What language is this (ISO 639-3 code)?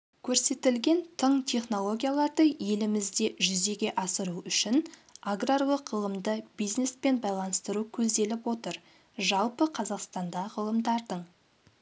kaz